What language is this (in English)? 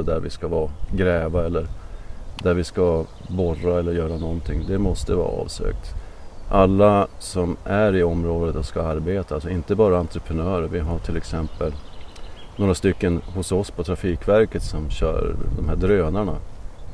Swedish